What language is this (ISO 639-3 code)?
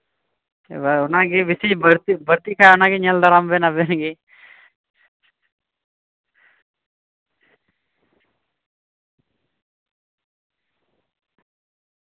sat